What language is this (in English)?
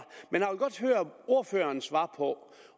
Danish